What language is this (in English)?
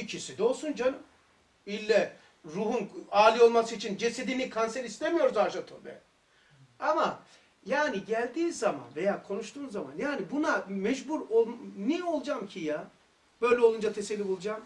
Turkish